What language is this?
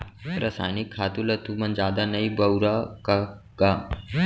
Chhattisgarhi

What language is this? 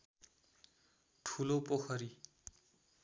Nepali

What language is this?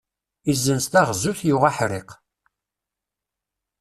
Kabyle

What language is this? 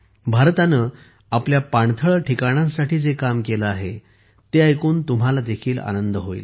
Marathi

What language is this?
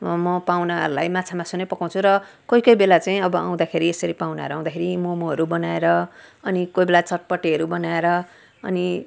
Nepali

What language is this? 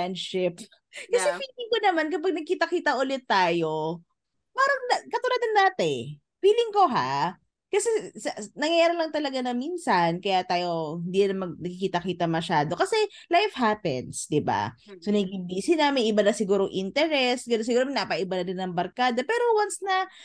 Filipino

